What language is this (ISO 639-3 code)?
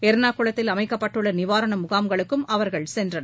tam